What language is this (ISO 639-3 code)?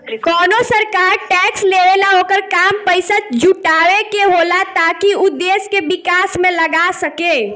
bho